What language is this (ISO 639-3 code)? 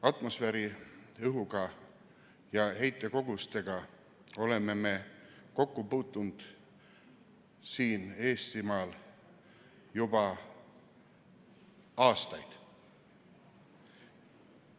est